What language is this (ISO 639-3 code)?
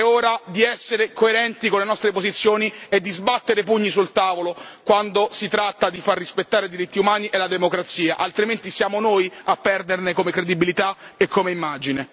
ita